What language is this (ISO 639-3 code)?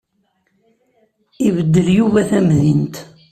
kab